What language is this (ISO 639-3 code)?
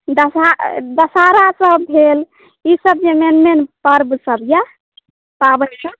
mai